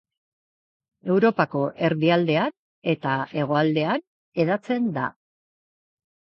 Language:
Basque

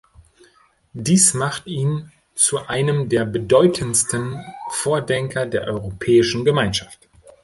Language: German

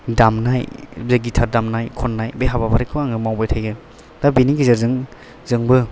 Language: Bodo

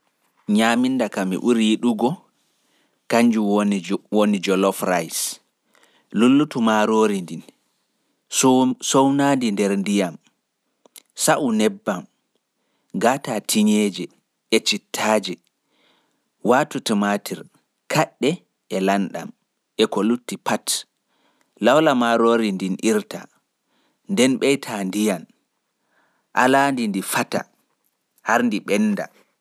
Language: Pular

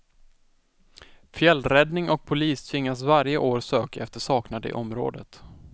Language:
Swedish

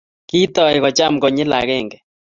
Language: Kalenjin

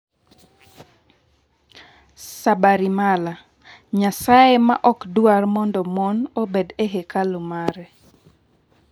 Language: Luo (Kenya and Tanzania)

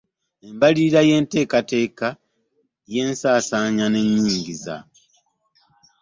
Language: Ganda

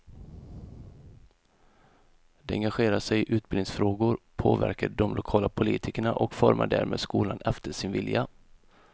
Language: Swedish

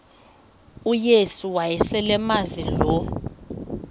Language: Xhosa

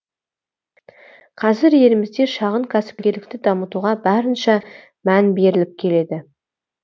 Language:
Kazakh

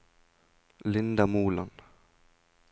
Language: Norwegian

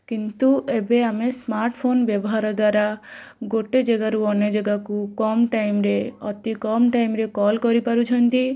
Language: Odia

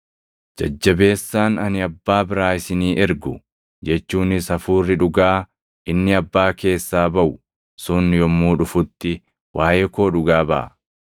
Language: Oromo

